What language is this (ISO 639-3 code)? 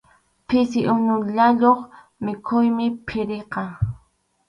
qxu